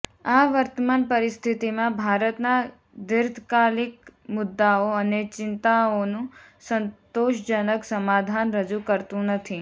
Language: Gujarati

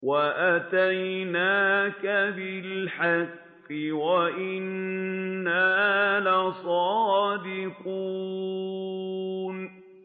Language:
Arabic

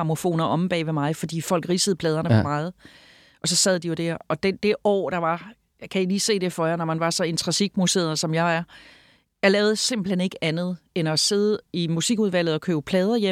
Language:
Danish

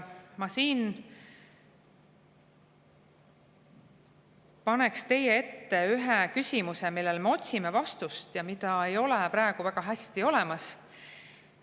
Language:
Estonian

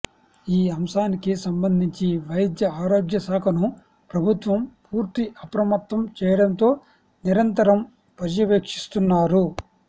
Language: Telugu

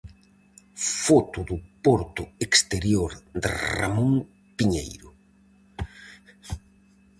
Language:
Galician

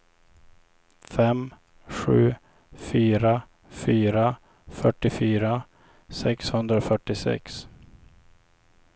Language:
Swedish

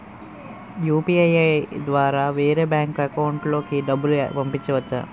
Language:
Telugu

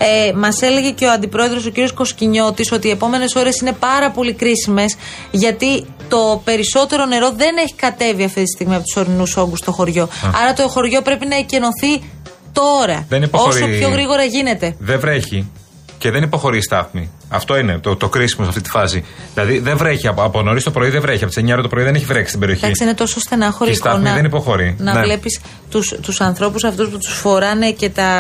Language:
Greek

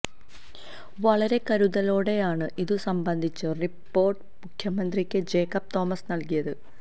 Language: Malayalam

